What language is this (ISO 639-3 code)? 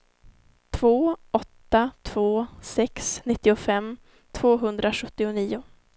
swe